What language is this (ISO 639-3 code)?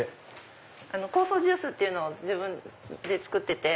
jpn